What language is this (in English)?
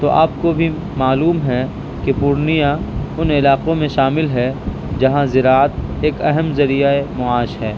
Urdu